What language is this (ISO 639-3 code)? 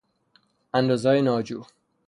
fas